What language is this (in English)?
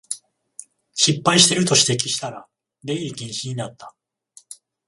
Japanese